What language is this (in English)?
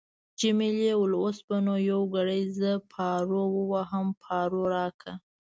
Pashto